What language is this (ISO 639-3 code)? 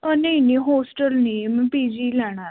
pan